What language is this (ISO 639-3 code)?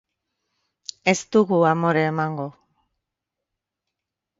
eus